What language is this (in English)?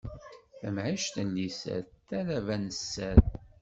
Kabyle